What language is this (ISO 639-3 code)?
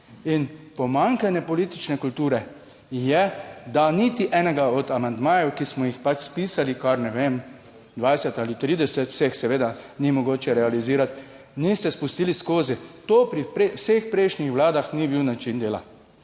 slv